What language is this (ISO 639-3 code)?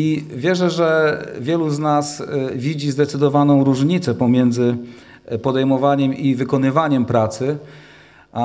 pol